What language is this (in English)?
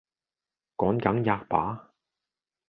Cantonese